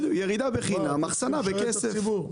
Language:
Hebrew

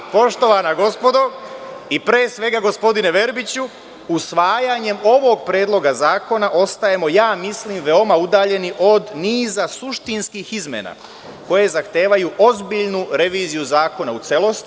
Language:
Serbian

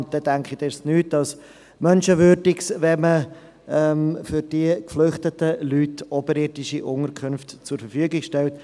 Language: Swiss German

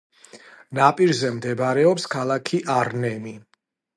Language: Georgian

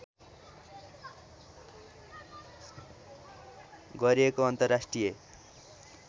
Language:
Nepali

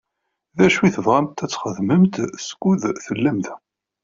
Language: Kabyle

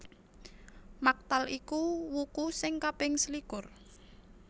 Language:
Javanese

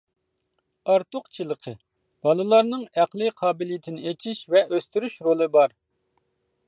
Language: Uyghur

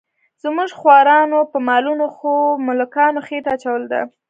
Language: Pashto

